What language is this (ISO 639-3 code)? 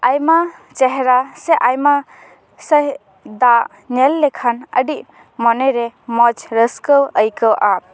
sat